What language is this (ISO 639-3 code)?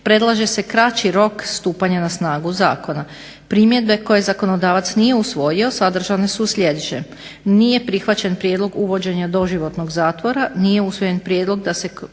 hrv